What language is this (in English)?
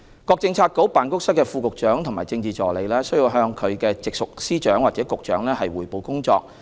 Cantonese